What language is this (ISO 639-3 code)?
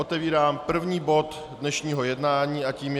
ces